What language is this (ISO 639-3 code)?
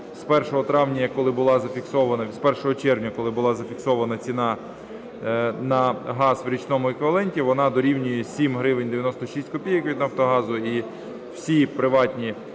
ukr